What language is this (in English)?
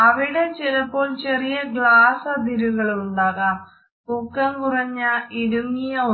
Malayalam